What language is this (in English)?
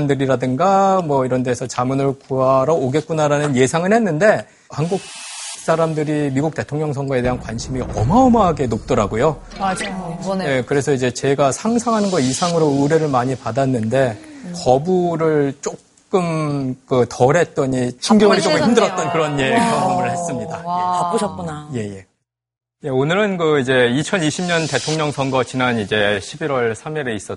Korean